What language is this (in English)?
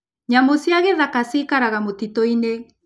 Kikuyu